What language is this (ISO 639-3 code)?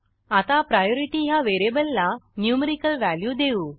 mar